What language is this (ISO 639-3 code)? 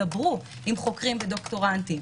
heb